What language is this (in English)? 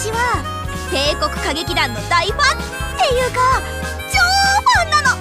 Japanese